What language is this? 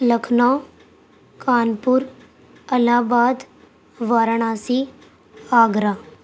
Urdu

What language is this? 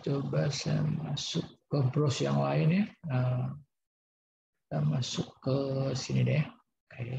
Indonesian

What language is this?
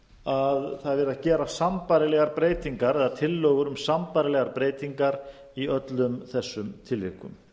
Icelandic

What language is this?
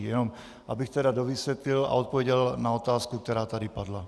Czech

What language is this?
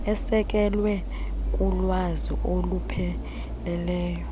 Xhosa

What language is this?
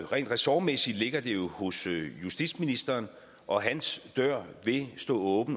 Danish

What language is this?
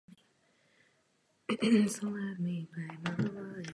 Czech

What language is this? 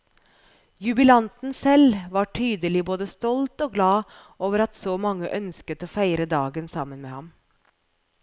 Norwegian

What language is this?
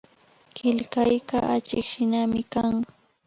Imbabura Highland Quichua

